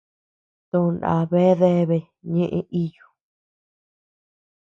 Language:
Tepeuxila Cuicatec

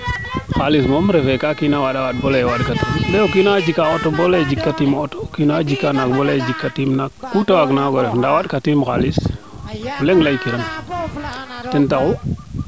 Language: Serer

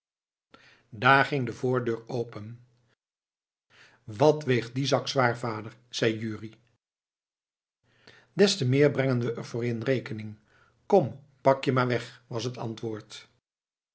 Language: Dutch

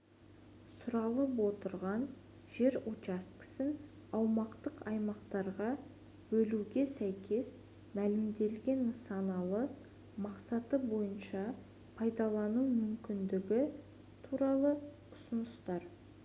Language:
Kazakh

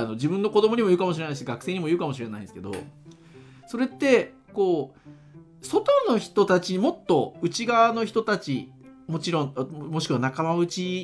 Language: Japanese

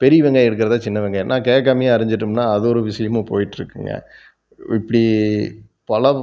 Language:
Tamil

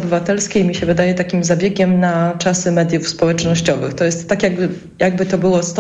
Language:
Polish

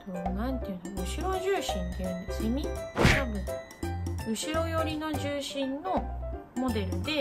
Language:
Japanese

